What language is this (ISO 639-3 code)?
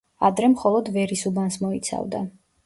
kat